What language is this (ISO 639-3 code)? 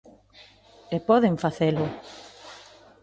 glg